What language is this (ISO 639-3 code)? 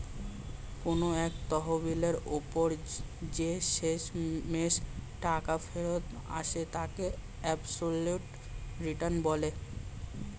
ben